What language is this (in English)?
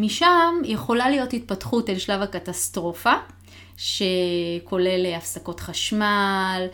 Hebrew